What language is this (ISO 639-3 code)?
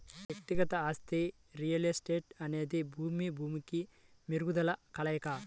tel